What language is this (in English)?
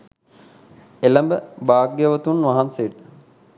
Sinhala